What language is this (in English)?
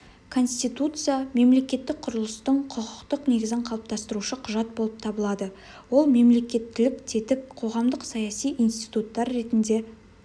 Kazakh